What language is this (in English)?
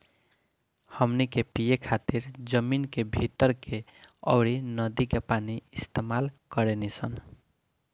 Bhojpuri